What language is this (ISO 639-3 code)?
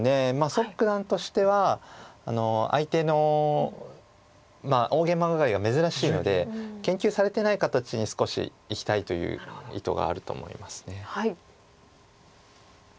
jpn